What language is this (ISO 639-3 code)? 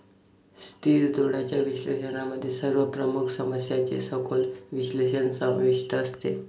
mar